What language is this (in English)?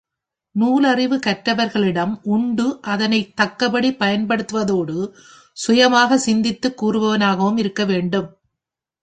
Tamil